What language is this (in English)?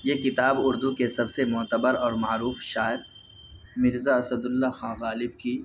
Urdu